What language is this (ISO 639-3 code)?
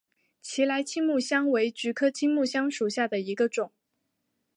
zho